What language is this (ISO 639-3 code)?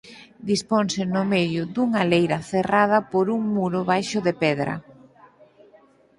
glg